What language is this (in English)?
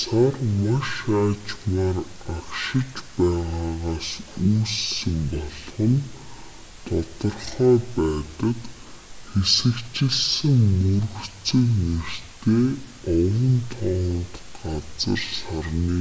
Mongolian